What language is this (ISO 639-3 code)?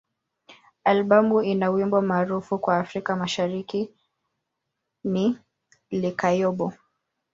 swa